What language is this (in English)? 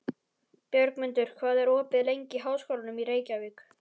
Icelandic